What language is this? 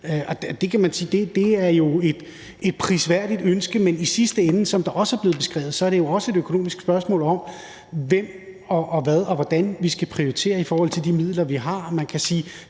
Danish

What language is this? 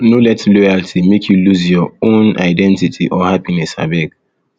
Nigerian Pidgin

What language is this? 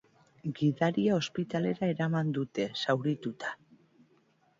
Basque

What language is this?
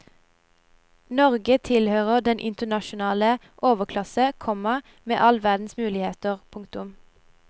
Norwegian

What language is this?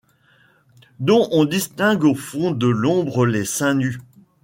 French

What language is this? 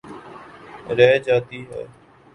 Urdu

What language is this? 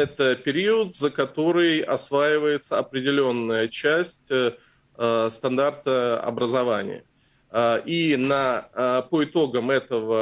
Russian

